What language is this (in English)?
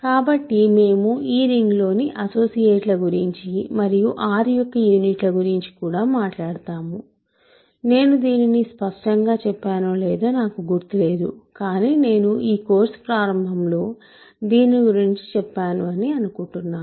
Telugu